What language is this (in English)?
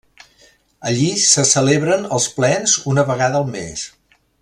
Catalan